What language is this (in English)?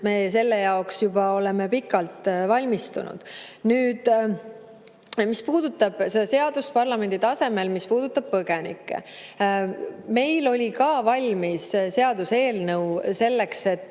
Estonian